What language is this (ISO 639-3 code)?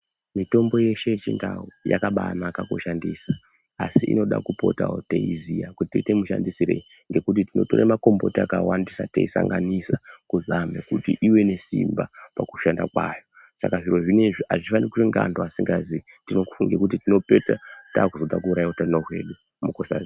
ndc